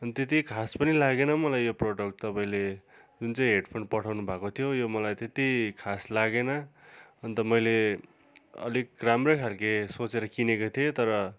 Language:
Nepali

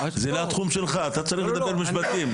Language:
Hebrew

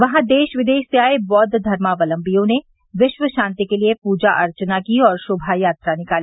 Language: Hindi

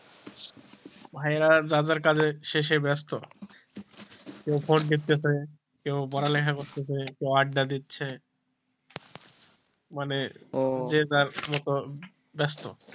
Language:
Bangla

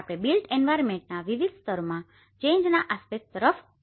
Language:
Gujarati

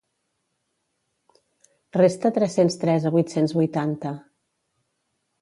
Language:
Catalan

